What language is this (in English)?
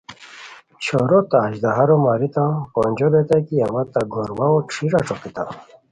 Khowar